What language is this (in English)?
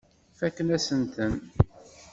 Kabyle